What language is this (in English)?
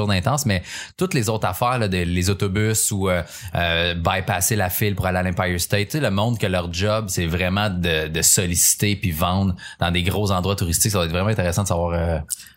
French